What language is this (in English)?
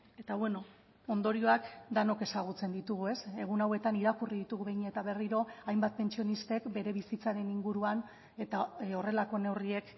Basque